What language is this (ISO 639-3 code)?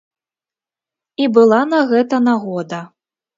bel